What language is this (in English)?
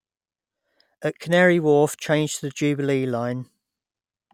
English